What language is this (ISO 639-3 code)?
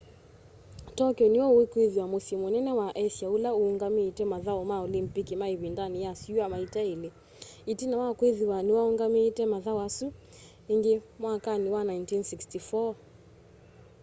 kam